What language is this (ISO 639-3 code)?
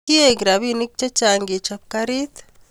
kln